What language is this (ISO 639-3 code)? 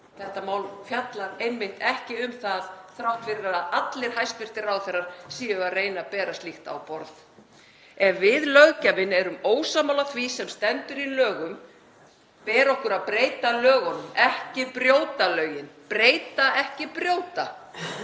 isl